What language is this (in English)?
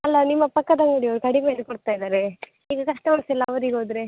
Kannada